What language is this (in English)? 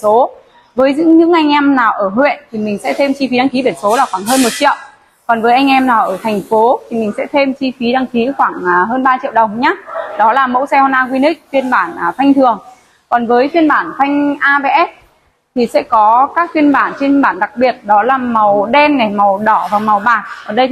Vietnamese